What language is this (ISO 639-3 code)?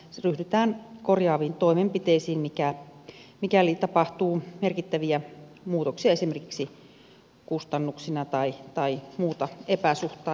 fin